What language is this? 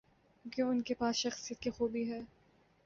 Urdu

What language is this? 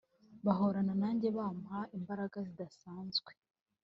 Kinyarwanda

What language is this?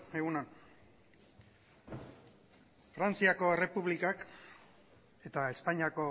Basque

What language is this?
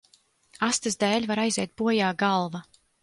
Latvian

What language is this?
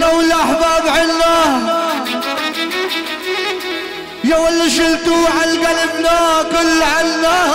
Arabic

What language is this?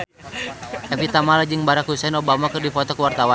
Sundanese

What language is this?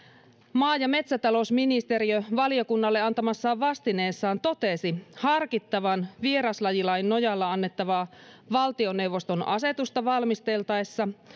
Finnish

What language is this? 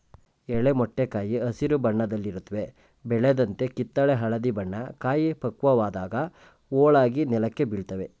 Kannada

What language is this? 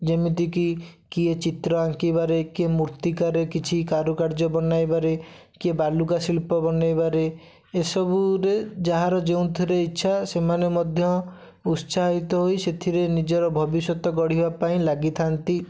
Odia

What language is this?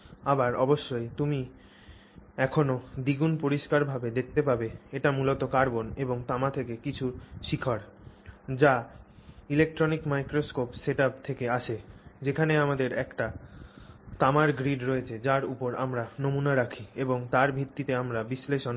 Bangla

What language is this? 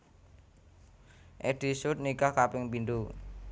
Javanese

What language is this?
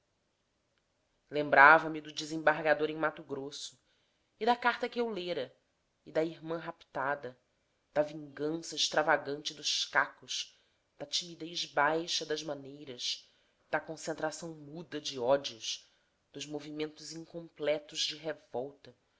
Portuguese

